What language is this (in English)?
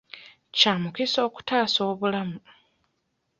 Ganda